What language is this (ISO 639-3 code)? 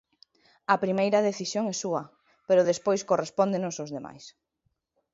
glg